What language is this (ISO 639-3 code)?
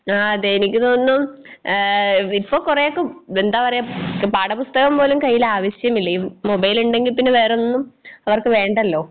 mal